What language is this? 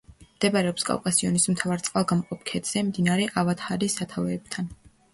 Georgian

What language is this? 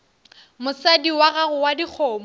Northern Sotho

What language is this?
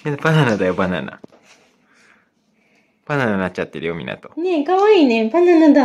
Japanese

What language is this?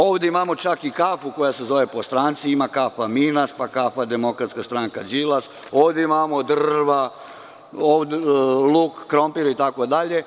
Serbian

